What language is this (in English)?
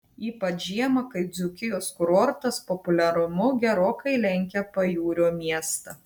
Lithuanian